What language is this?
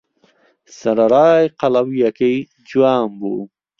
Central Kurdish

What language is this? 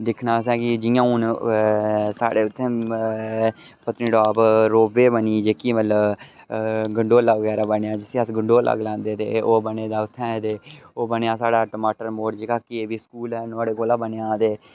Dogri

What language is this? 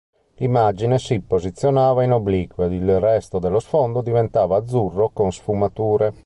Italian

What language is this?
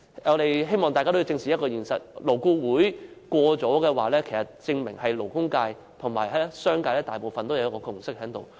Cantonese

